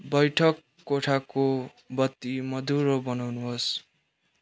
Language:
Nepali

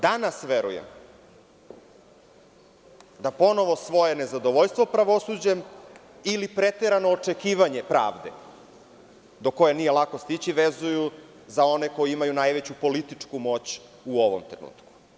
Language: Serbian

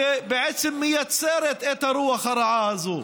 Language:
Hebrew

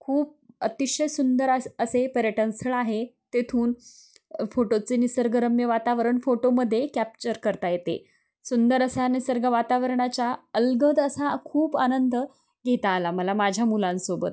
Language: Marathi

